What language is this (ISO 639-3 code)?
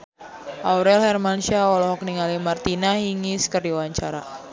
sun